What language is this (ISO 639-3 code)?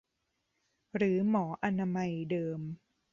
tha